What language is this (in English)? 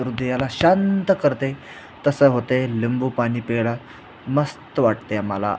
Marathi